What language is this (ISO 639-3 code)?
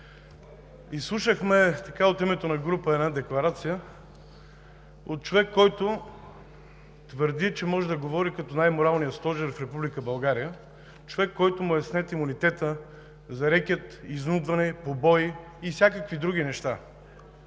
bul